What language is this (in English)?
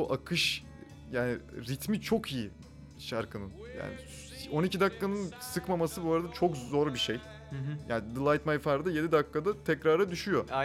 Turkish